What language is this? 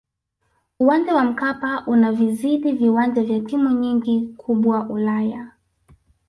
Swahili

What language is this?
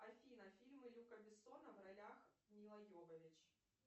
Russian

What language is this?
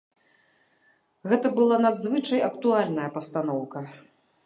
Belarusian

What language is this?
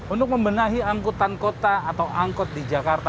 Indonesian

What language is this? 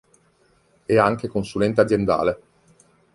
Italian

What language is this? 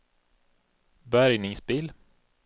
Swedish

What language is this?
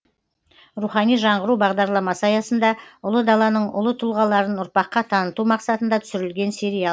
Kazakh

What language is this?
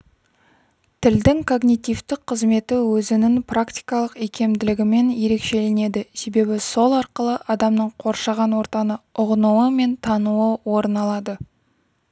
Kazakh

